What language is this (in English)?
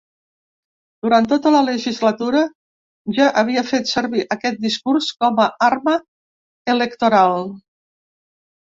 Catalan